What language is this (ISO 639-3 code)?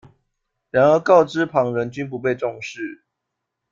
zho